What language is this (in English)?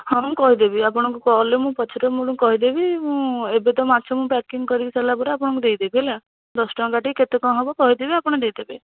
Odia